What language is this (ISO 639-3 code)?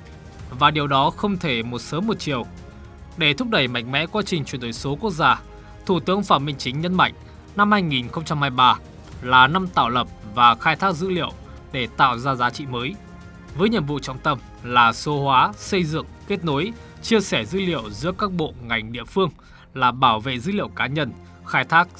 vie